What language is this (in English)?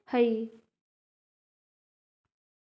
Magahi